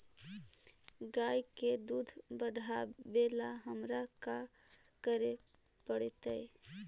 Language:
Magahi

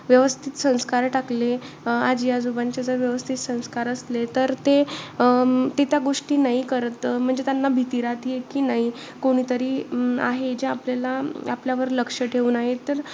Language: Marathi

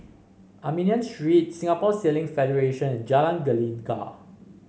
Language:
English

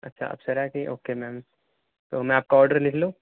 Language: Urdu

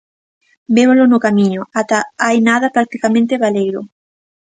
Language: Galician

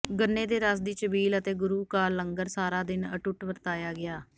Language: Punjabi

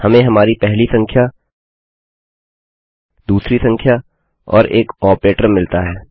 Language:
Hindi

